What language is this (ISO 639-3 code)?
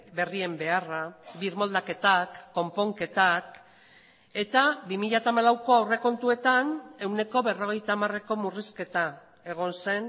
eus